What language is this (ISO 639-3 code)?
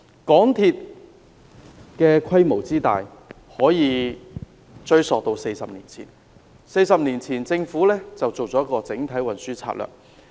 yue